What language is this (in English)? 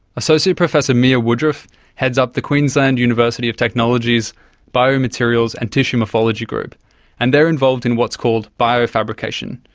English